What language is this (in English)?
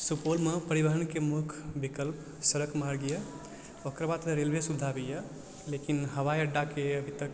Maithili